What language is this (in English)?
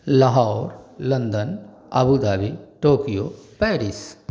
Hindi